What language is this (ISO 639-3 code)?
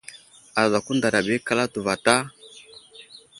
udl